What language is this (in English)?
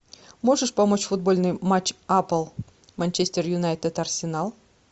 Russian